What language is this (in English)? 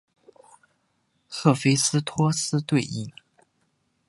Chinese